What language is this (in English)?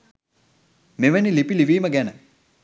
Sinhala